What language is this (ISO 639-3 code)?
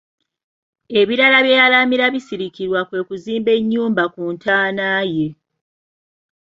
lug